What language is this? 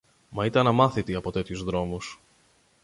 Greek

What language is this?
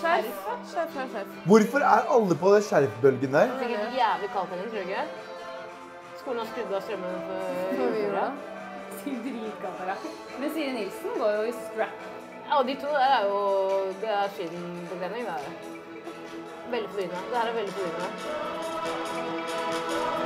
Norwegian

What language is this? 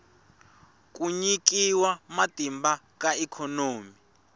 Tsonga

